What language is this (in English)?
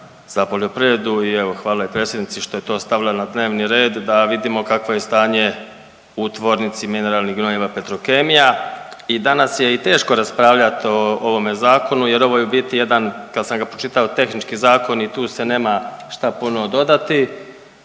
Croatian